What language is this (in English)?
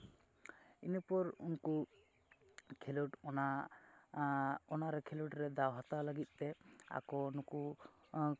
Santali